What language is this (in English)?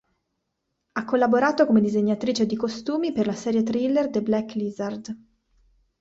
Italian